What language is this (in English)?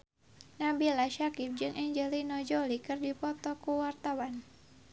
Sundanese